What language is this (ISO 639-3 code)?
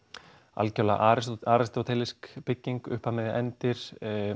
isl